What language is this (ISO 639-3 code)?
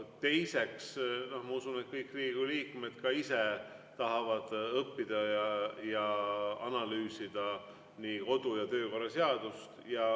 est